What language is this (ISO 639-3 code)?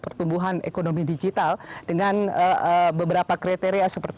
ind